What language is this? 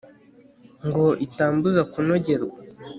Kinyarwanda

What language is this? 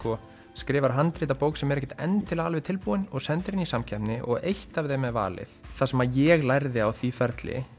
Icelandic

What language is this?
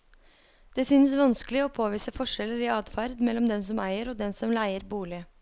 Norwegian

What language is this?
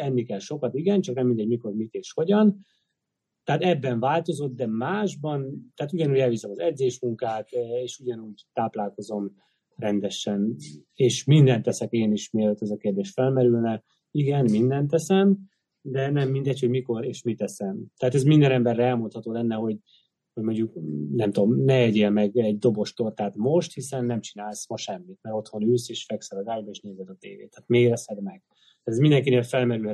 Hungarian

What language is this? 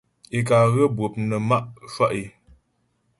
Ghomala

